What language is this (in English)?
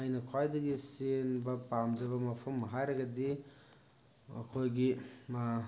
Manipuri